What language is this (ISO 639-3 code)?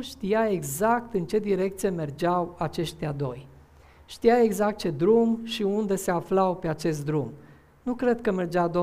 ron